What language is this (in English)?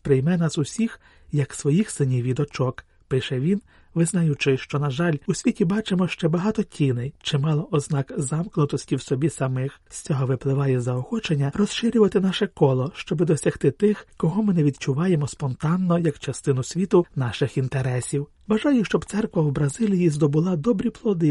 Ukrainian